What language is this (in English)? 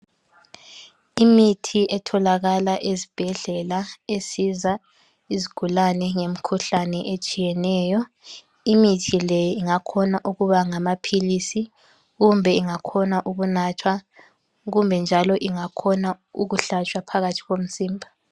North Ndebele